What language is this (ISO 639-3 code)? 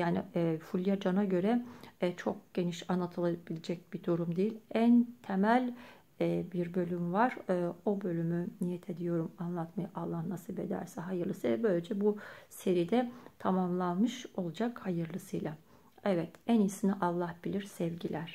tur